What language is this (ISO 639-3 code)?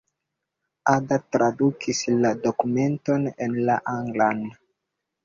epo